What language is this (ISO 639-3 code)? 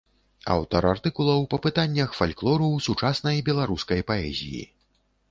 bel